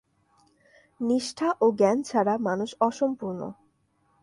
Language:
Bangla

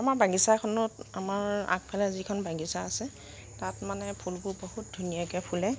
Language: Assamese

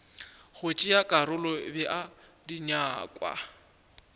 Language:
Northern Sotho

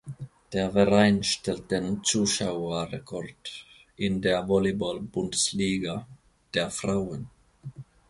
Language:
German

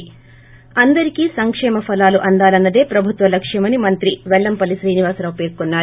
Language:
Telugu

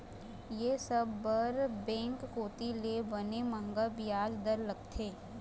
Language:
Chhattisgarhi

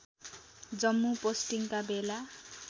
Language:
Nepali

